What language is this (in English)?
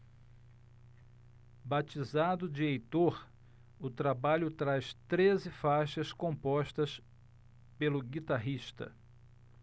Portuguese